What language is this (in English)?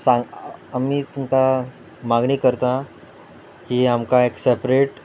Konkani